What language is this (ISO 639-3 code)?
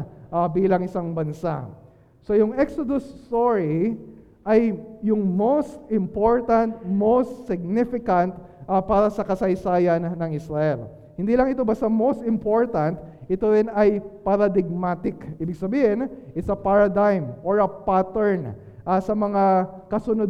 fil